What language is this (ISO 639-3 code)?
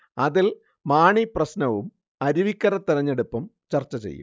mal